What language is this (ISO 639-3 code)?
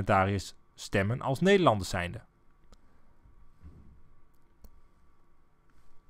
nld